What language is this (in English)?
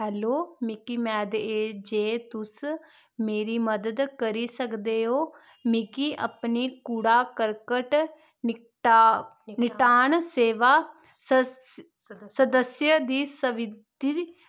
Dogri